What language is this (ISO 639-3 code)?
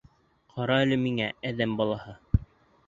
bak